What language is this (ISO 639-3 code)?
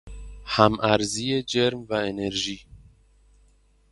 fas